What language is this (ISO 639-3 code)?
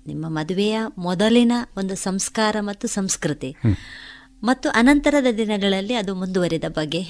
kan